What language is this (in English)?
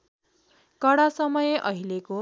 Nepali